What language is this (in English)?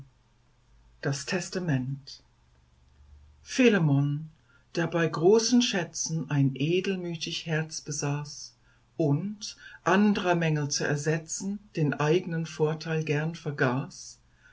German